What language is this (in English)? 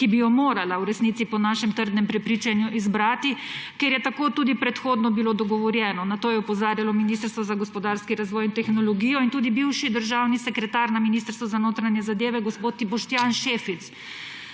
Slovenian